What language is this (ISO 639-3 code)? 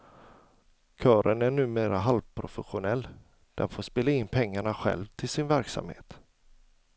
swe